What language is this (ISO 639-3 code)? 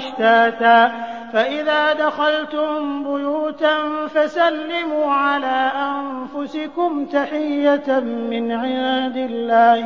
ara